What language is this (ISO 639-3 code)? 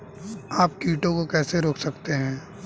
hin